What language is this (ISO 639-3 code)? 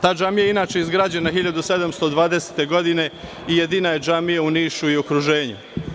srp